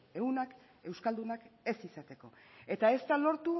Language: Basque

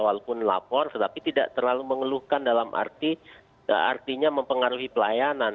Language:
Indonesian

